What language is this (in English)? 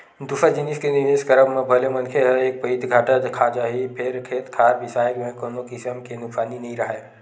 Chhattisgarhi